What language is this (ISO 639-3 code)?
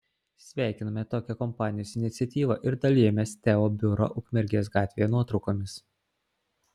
lit